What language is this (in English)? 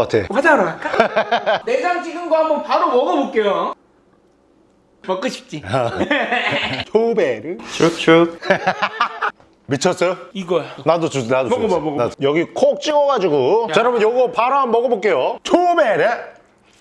Korean